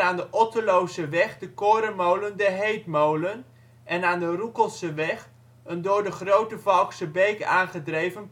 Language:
Dutch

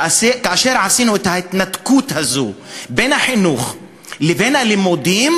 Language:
Hebrew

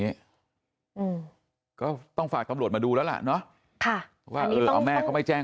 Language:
Thai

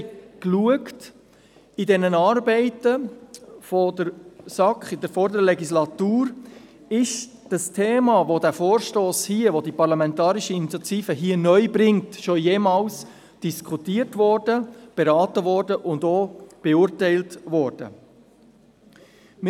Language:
Swiss German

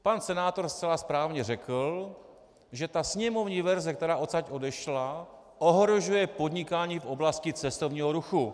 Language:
Czech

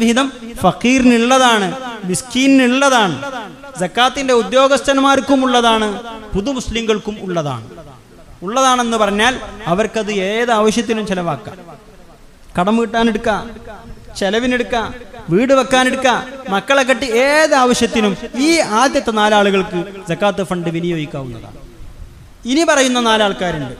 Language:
Malayalam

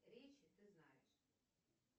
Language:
Russian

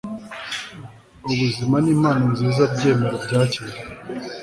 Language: Kinyarwanda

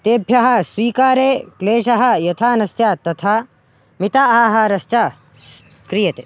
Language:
Sanskrit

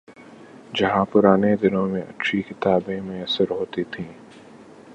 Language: Urdu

